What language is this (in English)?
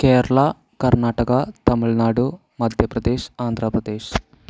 Malayalam